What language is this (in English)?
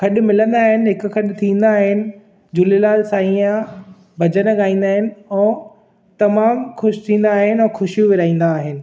Sindhi